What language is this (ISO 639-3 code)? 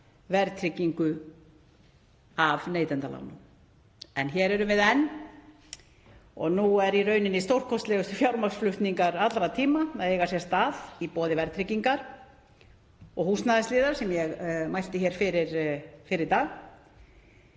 isl